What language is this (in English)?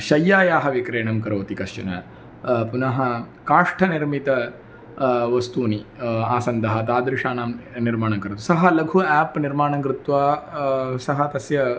Sanskrit